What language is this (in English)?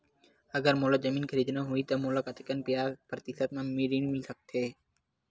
Chhattisgarhi